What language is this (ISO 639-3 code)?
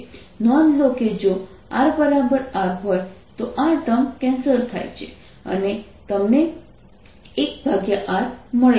guj